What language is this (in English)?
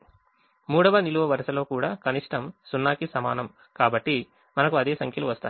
Telugu